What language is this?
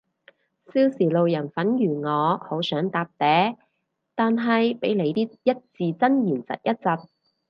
Cantonese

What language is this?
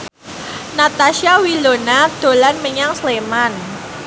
Javanese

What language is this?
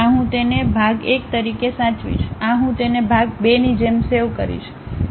Gujarati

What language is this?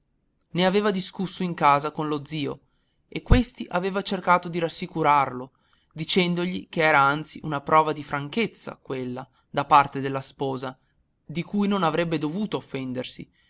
Italian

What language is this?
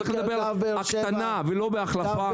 Hebrew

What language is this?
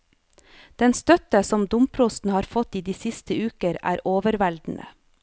Norwegian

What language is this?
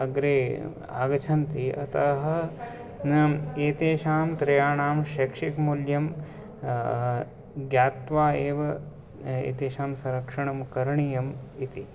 Sanskrit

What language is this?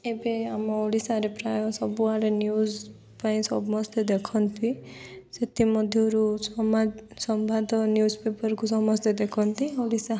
Odia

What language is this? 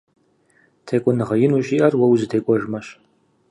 Kabardian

